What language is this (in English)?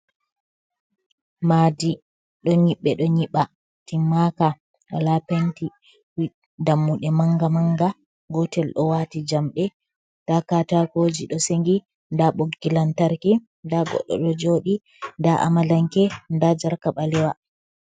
Fula